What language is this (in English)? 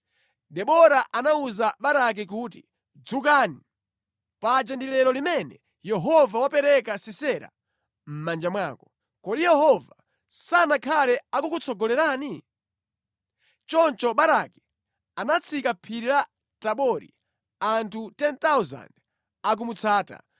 Nyanja